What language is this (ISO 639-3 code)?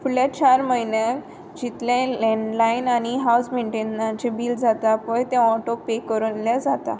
kok